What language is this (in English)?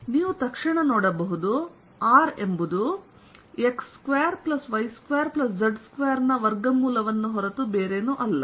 Kannada